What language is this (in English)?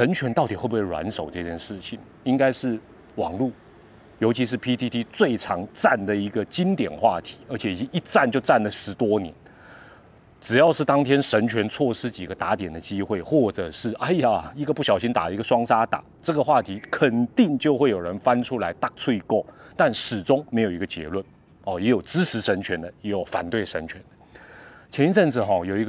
Chinese